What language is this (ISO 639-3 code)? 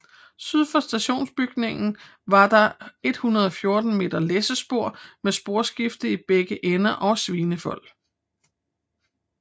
dan